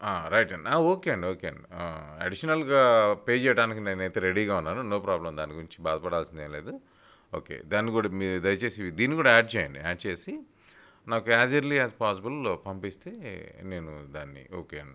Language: Telugu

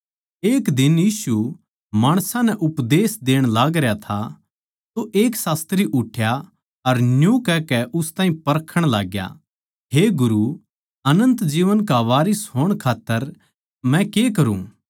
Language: Haryanvi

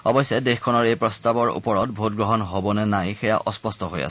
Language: Assamese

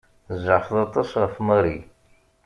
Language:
Kabyle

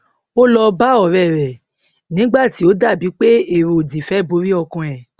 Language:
Yoruba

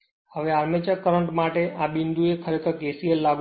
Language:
Gujarati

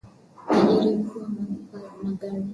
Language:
Swahili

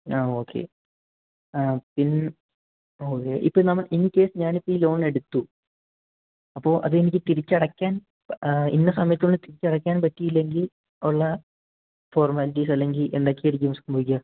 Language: Malayalam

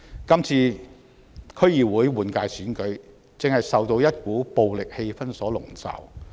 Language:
Cantonese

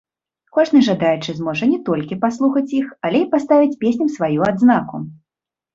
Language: Belarusian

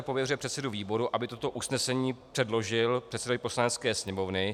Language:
Czech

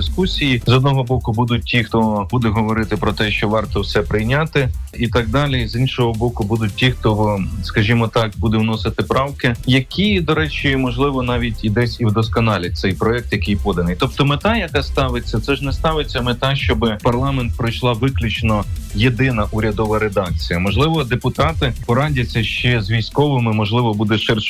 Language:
Ukrainian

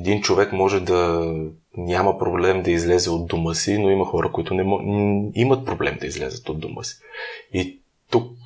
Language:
Bulgarian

